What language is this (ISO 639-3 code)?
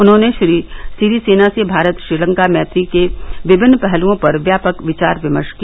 hin